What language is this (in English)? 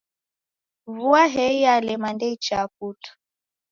Taita